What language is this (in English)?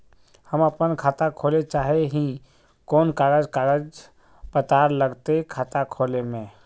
Magahi